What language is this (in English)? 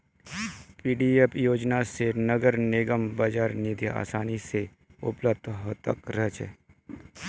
Magahi